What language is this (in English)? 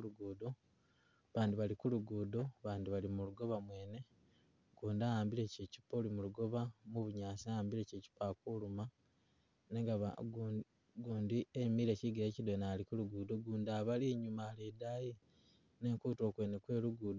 Masaaba